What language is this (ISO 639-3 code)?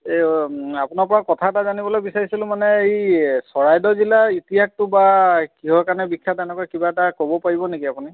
asm